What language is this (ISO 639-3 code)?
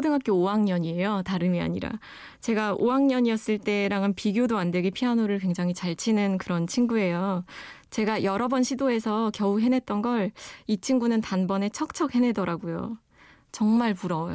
kor